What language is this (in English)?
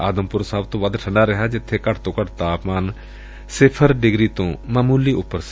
Punjabi